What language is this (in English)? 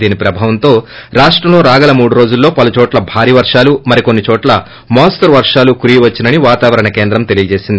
Telugu